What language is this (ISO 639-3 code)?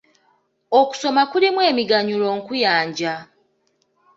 lug